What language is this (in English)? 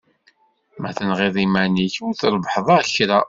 Kabyle